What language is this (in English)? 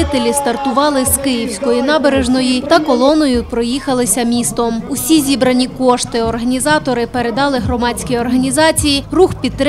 Ukrainian